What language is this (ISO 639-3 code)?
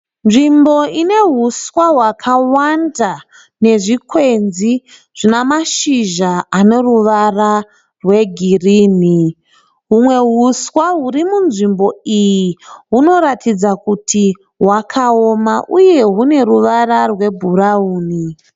sna